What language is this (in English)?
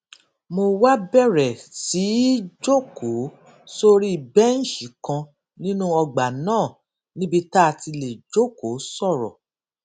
Yoruba